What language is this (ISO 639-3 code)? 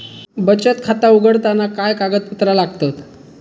mar